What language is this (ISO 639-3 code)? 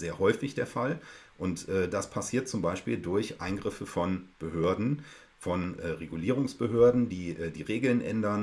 deu